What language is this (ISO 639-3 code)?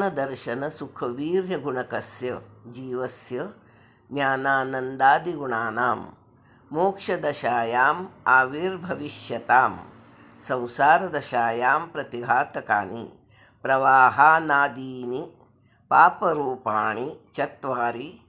san